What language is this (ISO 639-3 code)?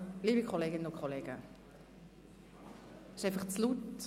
gsw